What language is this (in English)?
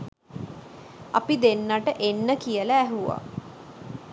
Sinhala